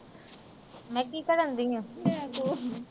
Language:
Punjabi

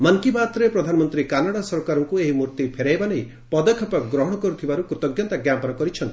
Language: Odia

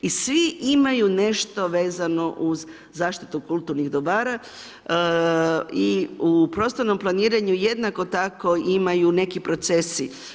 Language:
Croatian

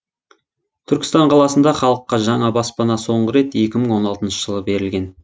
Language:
Kazakh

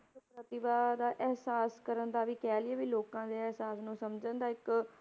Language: Punjabi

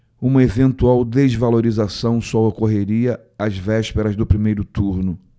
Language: Portuguese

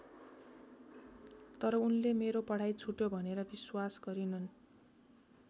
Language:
Nepali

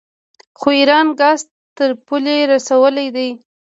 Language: Pashto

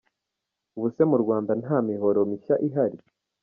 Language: Kinyarwanda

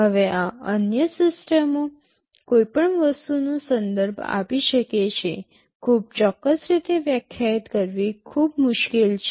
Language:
Gujarati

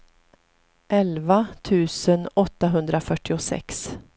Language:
Swedish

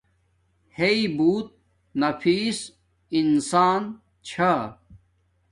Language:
Domaaki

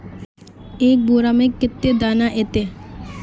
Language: Magahi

